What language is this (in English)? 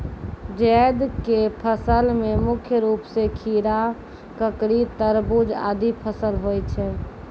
Maithili